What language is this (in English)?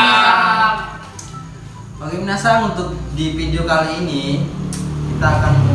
Indonesian